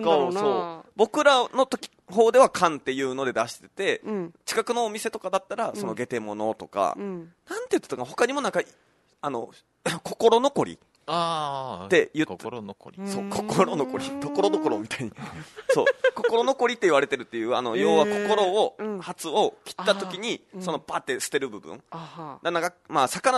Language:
Japanese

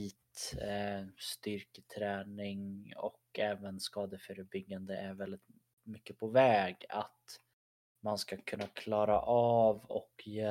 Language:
Swedish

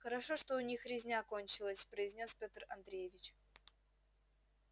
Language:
Russian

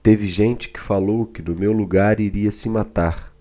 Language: Portuguese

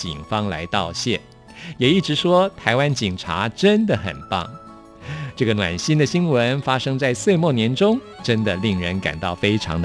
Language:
Chinese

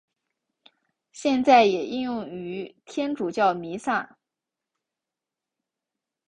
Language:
Chinese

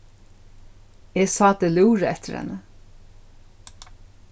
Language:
Faroese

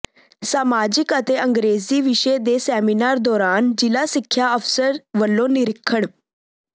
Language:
Punjabi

